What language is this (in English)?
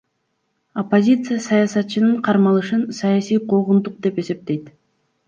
Kyrgyz